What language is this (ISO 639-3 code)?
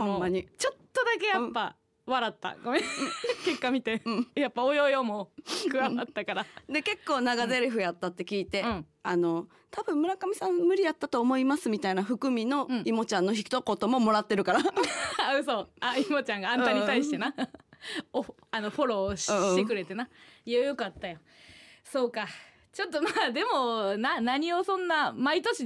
jpn